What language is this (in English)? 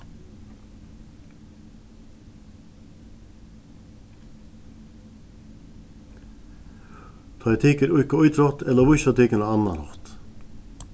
Faroese